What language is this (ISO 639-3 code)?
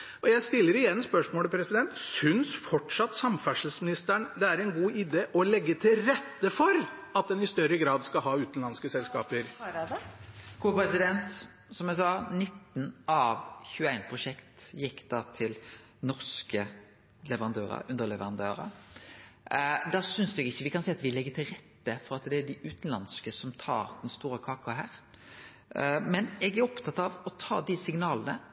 nor